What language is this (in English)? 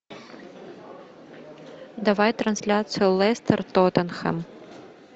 Russian